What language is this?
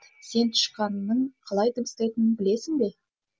Kazakh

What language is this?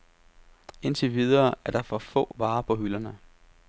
Danish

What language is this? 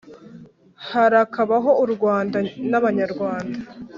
Kinyarwanda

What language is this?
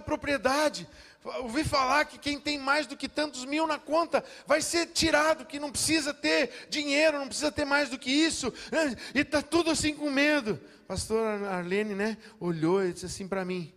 Portuguese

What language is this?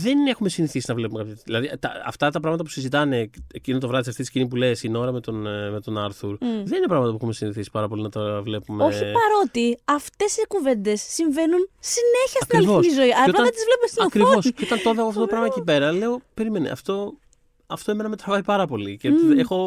Greek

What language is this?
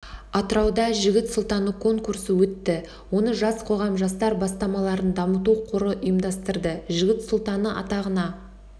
Kazakh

